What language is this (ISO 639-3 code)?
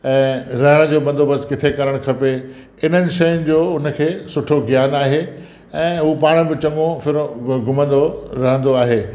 snd